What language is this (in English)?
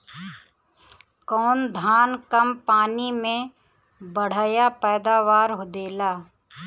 Bhojpuri